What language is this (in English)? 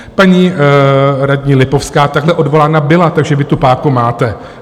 Czech